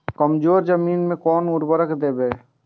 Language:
Maithili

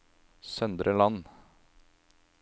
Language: Norwegian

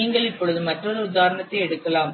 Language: Tamil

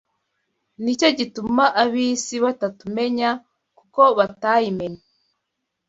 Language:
Kinyarwanda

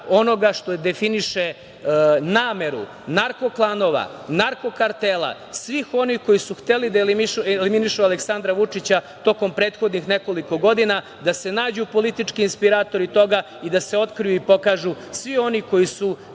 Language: Serbian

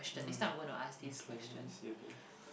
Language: English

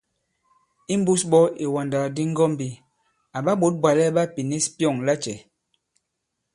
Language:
Bankon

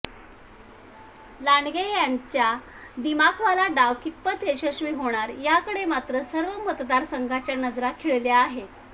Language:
Marathi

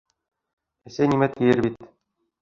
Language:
Bashkir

